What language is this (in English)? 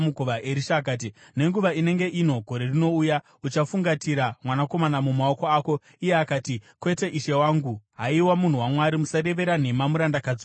Shona